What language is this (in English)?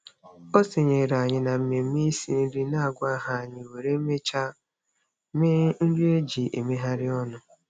Igbo